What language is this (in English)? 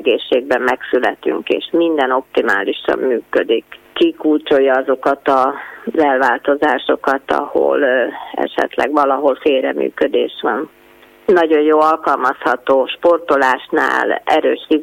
Hungarian